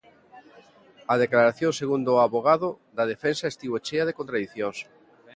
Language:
Galician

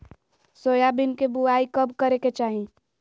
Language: Magahi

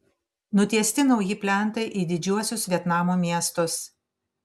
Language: Lithuanian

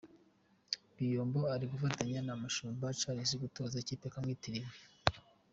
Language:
Kinyarwanda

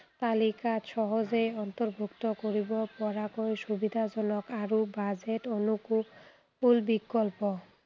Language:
Assamese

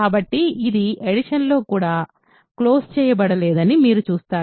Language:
Telugu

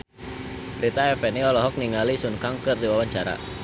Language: Sundanese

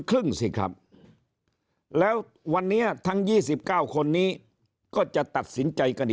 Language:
Thai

